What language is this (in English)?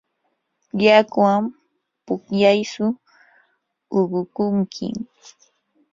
Yanahuanca Pasco Quechua